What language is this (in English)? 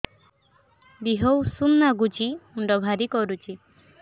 Odia